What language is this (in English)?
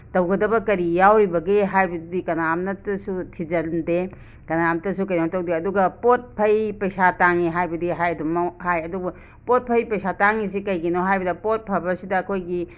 Manipuri